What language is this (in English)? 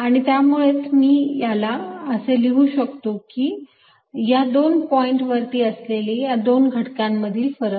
Marathi